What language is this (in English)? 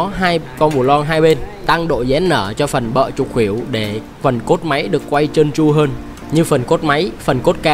Vietnamese